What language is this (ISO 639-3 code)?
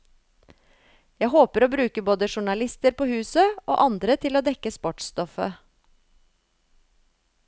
nor